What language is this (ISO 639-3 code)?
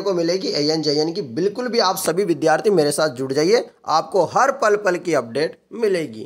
hin